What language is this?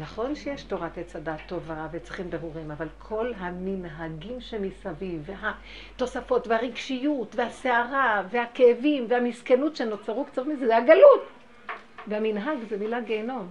Hebrew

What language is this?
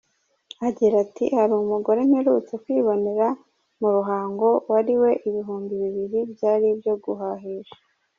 Kinyarwanda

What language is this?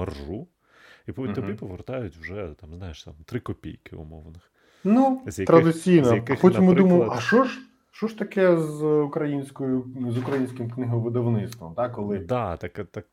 Ukrainian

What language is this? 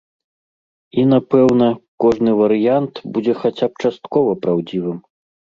Belarusian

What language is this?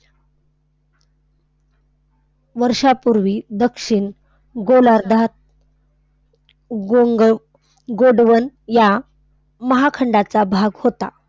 Marathi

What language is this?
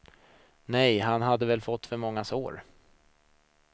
Swedish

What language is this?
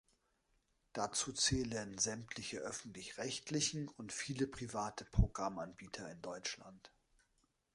German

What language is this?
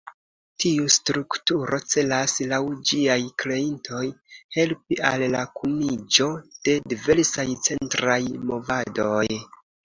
Esperanto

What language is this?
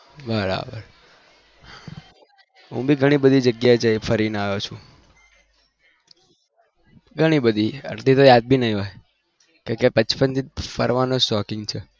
Gujarati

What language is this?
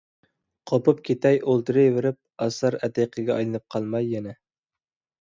Uyghur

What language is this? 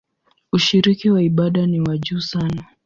Swahili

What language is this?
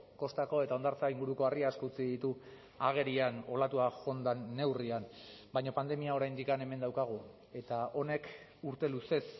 Basque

